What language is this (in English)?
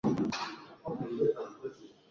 Swahili